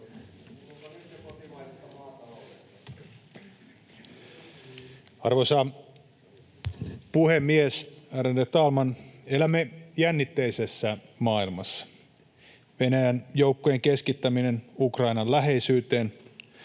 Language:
Finnish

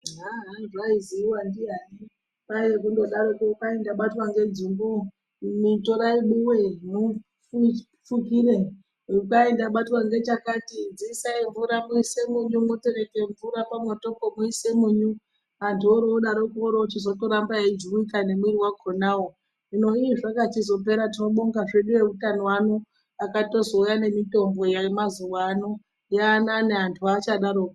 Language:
Ndau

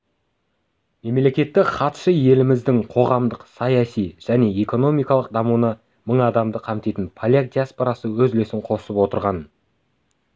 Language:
Kazakh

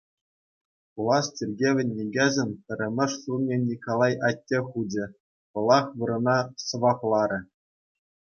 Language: Chuvash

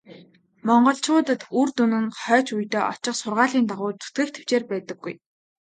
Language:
Mongolian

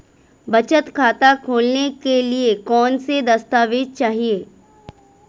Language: Hindi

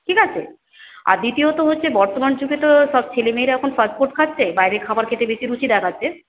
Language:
Bangla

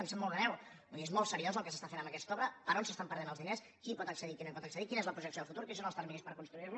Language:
Catalan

